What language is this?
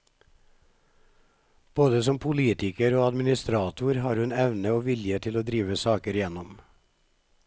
Norwegian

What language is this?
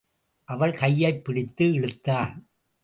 Tamil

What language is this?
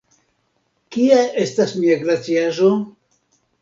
Esperanto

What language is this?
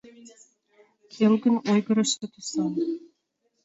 Mari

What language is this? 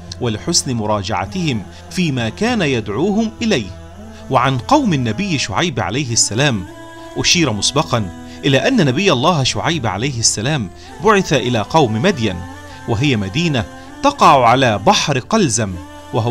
Arabic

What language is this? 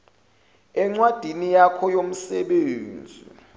Zulu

